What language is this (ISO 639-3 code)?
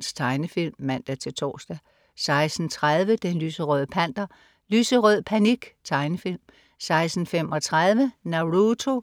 dan